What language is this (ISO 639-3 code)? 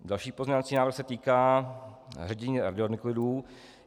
ces